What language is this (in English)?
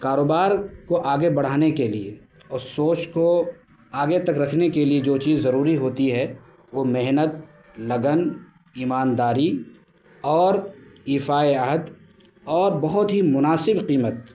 Urdu